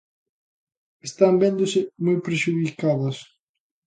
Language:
Galician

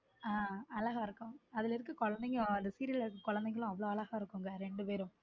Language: Tamil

